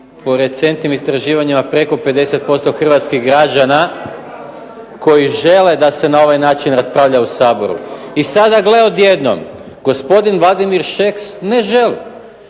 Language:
Croatian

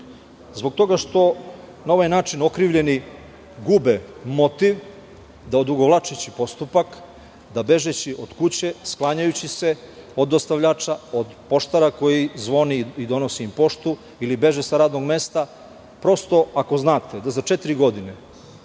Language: Serbian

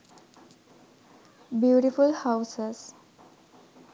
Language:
Sinhala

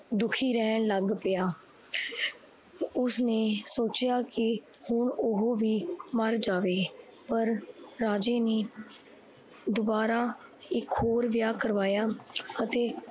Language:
Punjabi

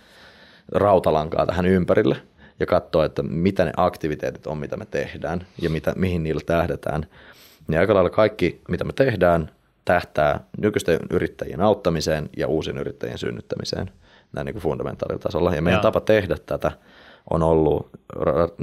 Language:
Finnish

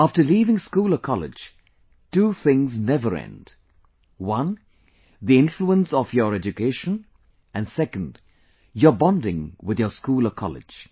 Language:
English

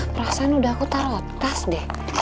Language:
Indonesian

